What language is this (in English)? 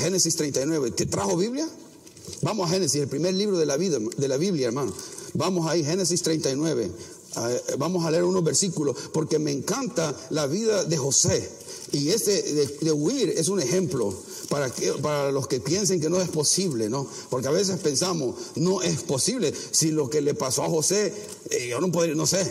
Spanish